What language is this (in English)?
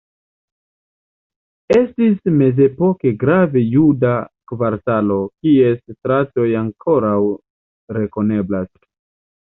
Esperanto